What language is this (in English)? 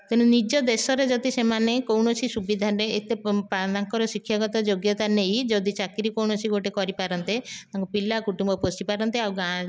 Odia